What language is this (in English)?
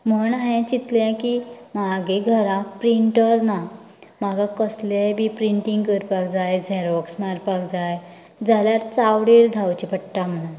Konkani